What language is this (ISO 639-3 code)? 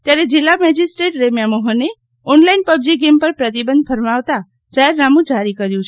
guj